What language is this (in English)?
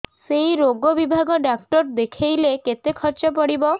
Odia